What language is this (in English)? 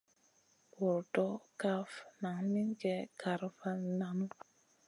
Masana